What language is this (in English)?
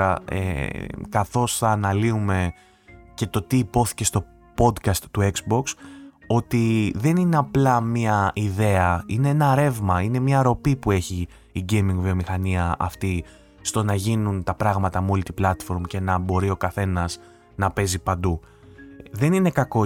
Greek